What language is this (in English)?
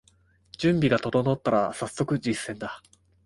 Japanese